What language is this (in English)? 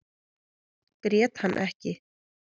Icelandic